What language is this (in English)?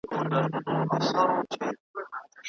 Pashto